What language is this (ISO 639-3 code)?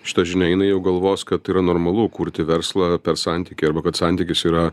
lit